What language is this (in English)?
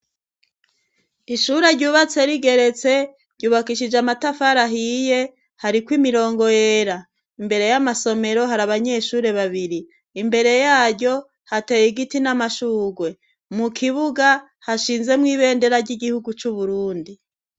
Rundi